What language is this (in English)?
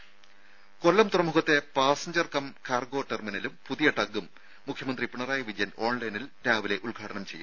Malayalam